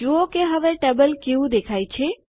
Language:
Gujarati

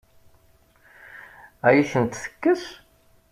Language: Kabyle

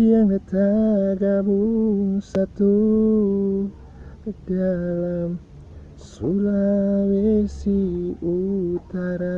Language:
Indonesian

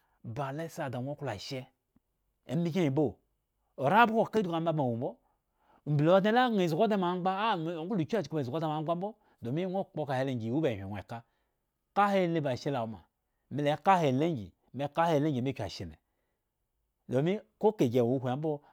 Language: Eggon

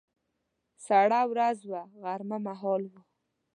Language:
Pashto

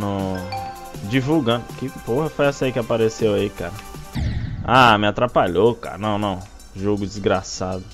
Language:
Portuguese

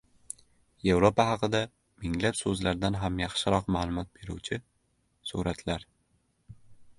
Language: Uzbek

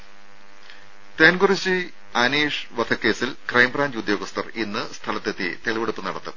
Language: Malayalam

